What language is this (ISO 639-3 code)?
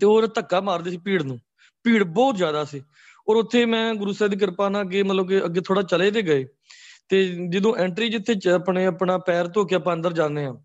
pan